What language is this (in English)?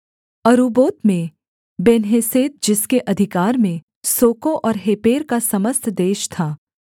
Hindi